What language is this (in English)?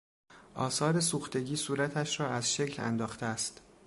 Persian